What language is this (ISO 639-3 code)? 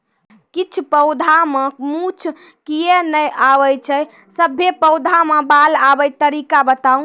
mai